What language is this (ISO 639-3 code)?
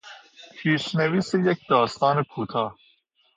fas